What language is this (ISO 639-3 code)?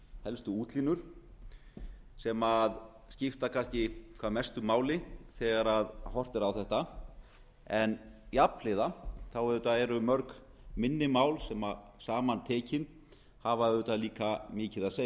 isl